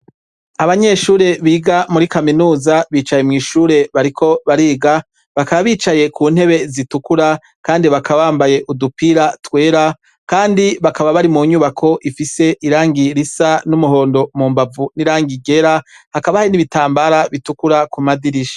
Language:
Rundi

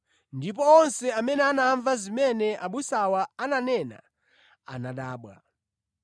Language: Nyanja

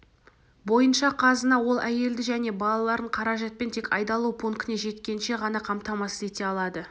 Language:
Kazakh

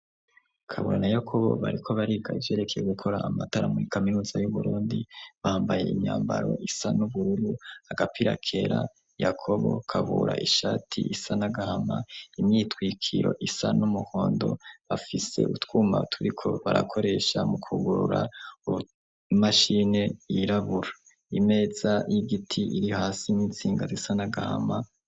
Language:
Rundi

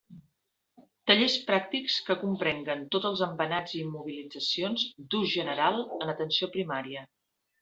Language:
Catalan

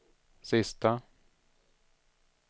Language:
Swedish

